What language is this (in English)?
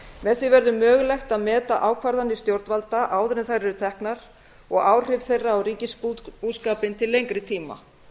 Icelandic